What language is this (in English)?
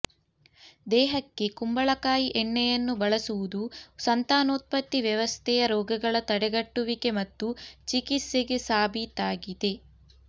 Kannada